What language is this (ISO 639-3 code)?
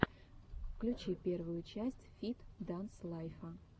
rus